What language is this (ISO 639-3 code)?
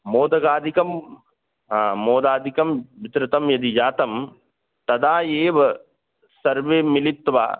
san